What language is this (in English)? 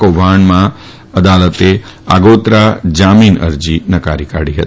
Gujarati